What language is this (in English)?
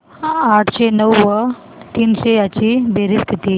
Marathi